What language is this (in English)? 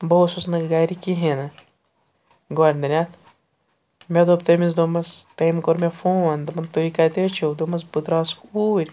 Kashmiri